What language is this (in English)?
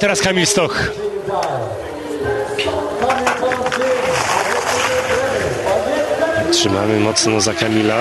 Polish